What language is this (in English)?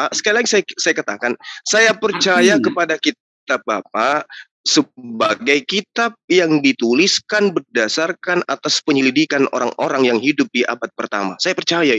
Indonesian